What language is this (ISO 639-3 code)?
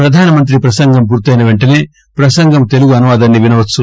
tel